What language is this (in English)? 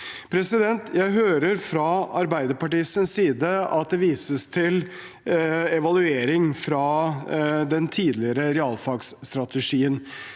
Norwegian